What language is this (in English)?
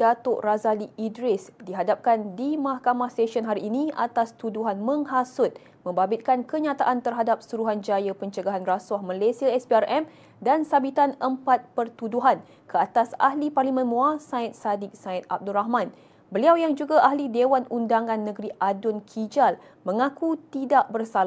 Malay